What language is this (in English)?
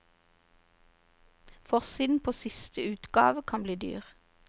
Norwegian